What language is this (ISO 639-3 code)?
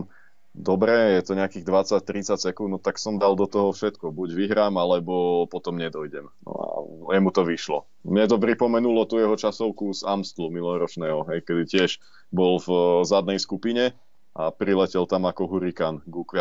slk